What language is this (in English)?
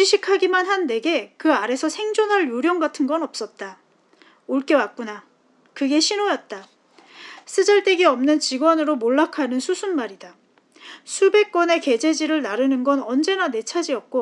Korean